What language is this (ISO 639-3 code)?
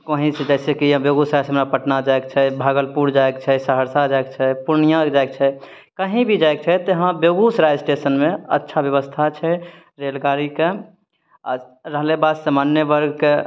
mai